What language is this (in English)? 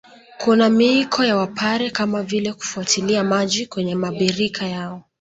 Swahili